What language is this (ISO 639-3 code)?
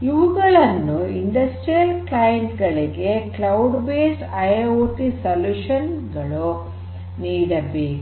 kan